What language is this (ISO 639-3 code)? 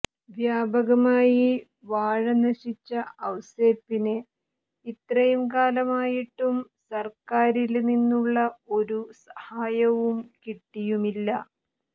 mal